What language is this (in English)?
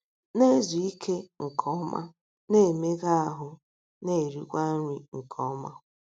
Igbo